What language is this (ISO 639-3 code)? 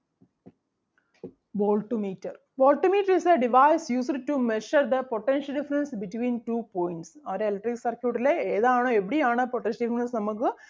mal